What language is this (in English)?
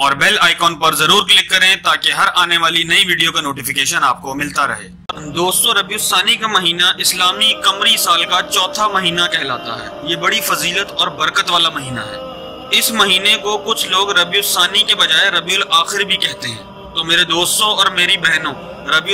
Arabic